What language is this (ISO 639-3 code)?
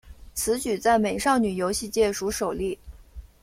zho